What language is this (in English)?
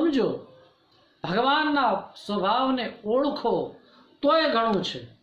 Hindi